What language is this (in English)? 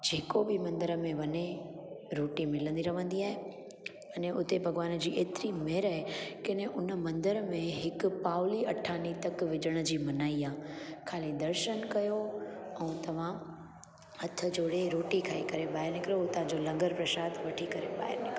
Sindhi